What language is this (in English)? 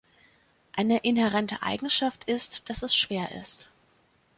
German